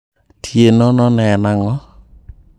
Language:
Luo (Kenya and Tanzania)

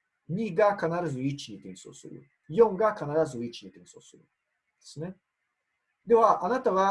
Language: Japanese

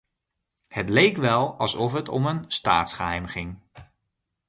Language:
Dutch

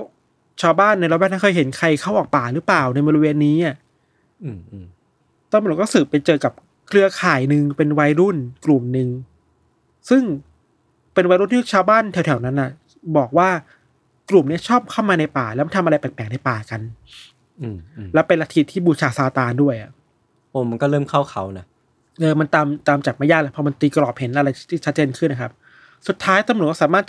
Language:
Thai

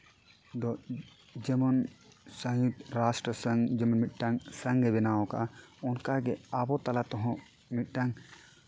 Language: Santali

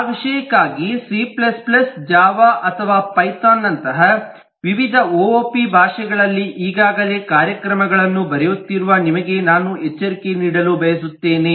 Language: Kannada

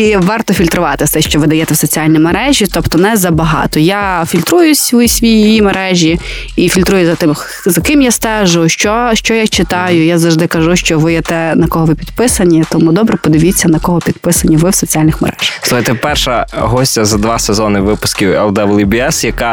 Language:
Ukrainian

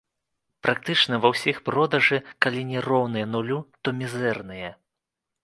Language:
Belarusian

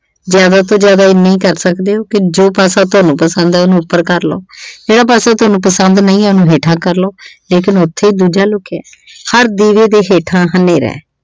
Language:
Punjabi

